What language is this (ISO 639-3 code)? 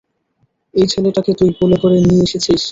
ben